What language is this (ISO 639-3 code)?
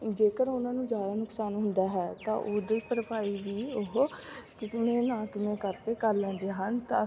pan